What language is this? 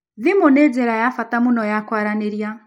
Kikuyu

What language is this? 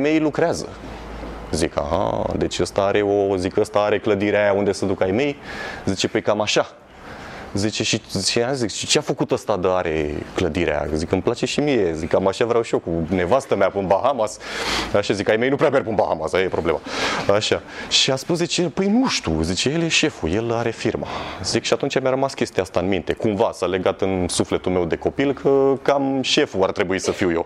Romanian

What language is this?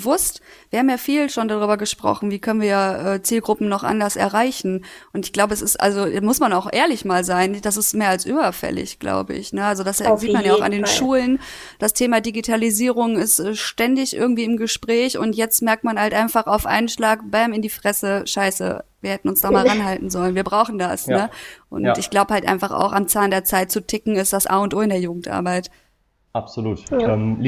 German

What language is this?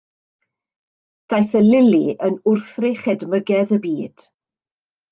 Welsh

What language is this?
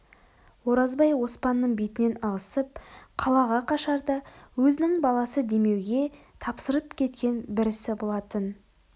Kazakh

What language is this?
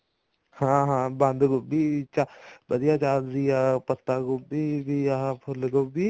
Punjabi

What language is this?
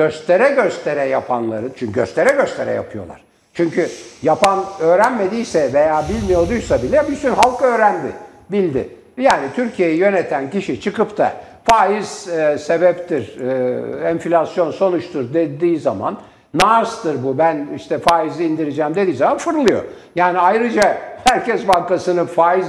Turkish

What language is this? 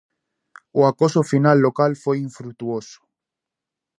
Galician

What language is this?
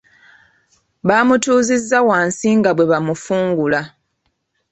Ganda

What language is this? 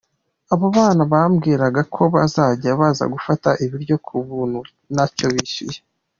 Kinyarwanda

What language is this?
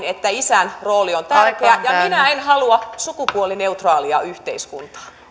Finnish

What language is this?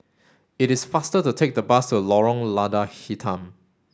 English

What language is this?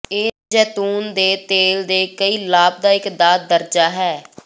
Punjabi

